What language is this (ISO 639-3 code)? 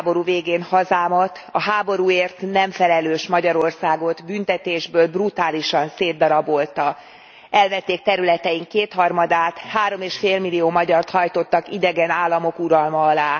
hun